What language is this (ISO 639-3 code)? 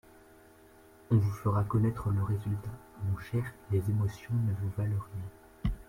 fra